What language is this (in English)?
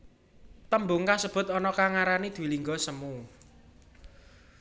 Javanese